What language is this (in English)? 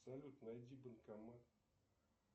Russian